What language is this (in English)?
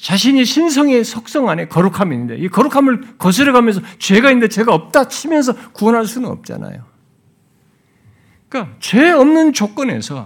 Korean